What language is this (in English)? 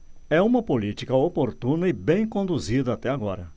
Portuguese